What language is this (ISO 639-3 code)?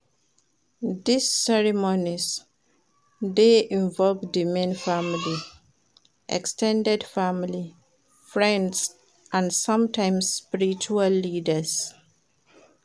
pcm